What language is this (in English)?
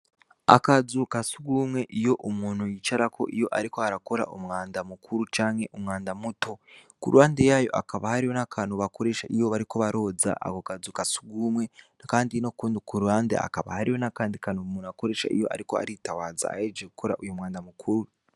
Rundi